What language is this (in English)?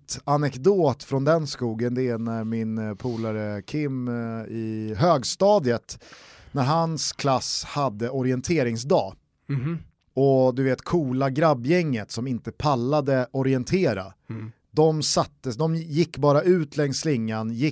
Swedish